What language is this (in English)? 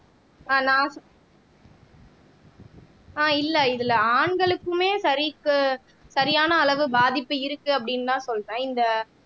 Tamil